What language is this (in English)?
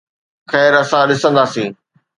Sindhi